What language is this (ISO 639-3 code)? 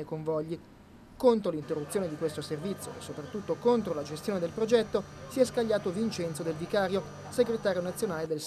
ita